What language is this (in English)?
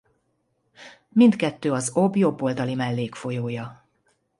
Hungarian